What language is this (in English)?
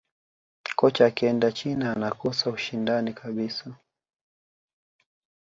Swahili